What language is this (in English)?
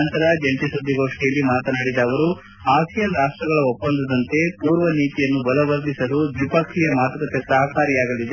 Kannada